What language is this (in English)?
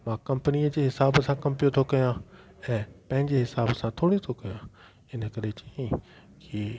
Sindhi